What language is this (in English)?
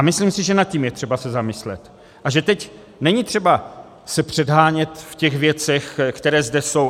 Czech